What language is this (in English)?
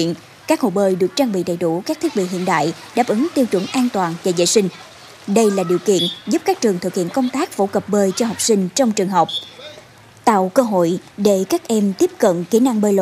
Vietnamese